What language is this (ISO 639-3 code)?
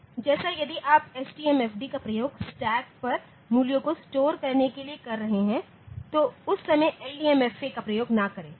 hin